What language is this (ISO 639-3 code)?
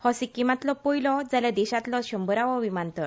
kok